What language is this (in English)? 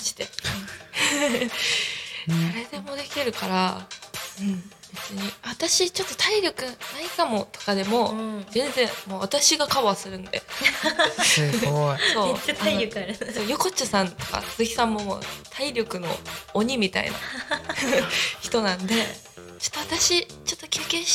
Japanese